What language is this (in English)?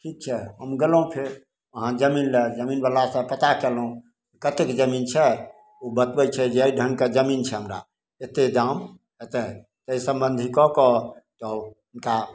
Maithili